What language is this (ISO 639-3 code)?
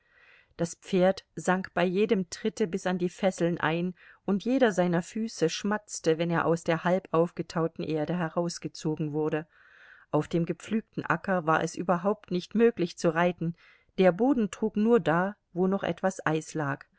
deu